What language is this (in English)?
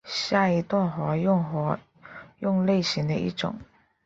Chinese